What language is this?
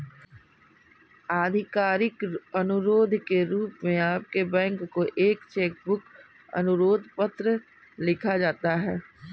Hindi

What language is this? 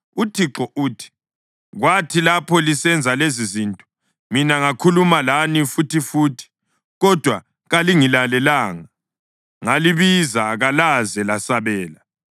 North Ndebele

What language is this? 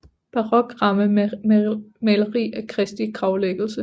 Danish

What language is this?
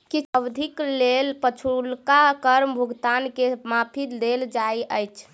Maithili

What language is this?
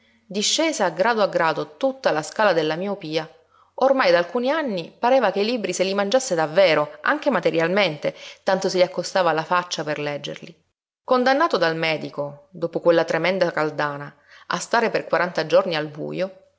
Italian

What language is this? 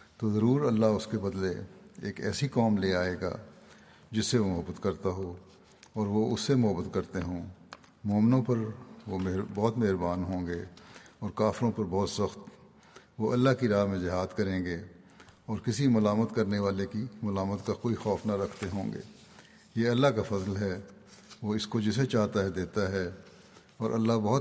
Urdu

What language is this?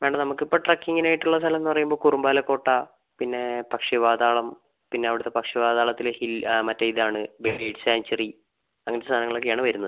Malayalam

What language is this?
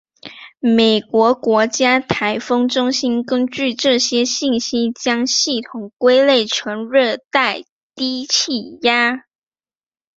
Chinese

